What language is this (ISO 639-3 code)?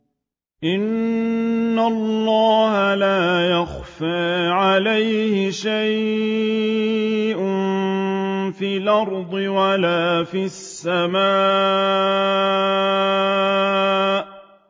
ara